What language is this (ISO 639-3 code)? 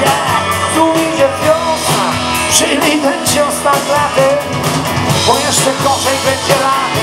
pol